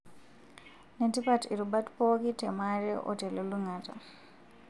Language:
Masai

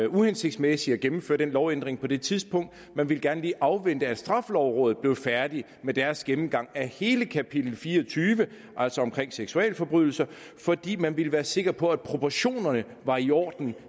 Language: Danish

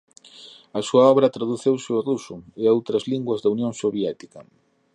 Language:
Galician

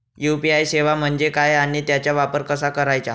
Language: Marathi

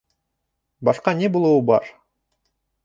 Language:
Bashkir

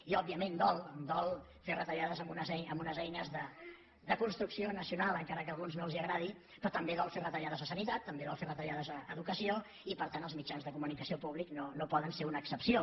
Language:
Catalan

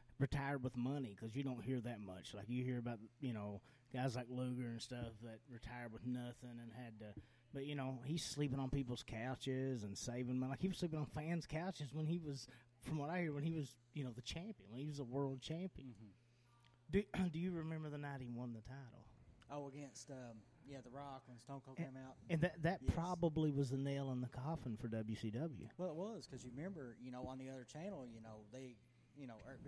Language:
English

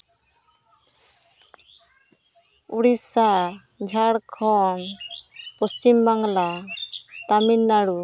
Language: Santali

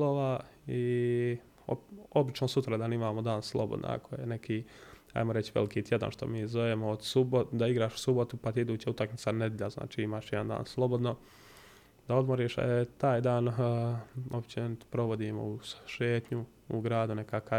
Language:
Croatian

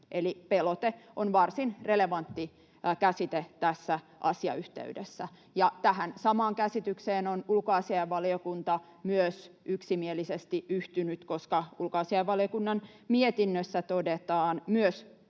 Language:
Finnish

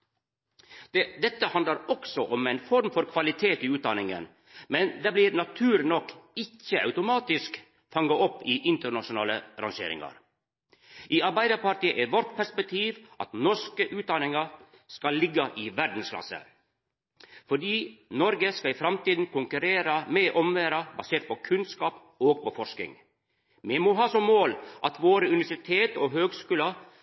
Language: Norwegian Nynorsk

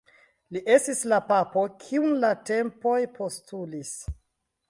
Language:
Esperanto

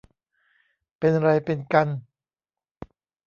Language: Thai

